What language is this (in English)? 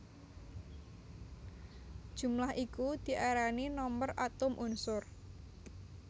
Javanese